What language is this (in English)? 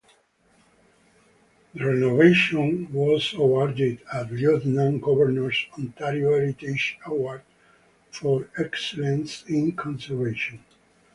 English